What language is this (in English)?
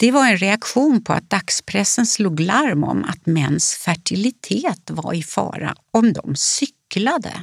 Swedish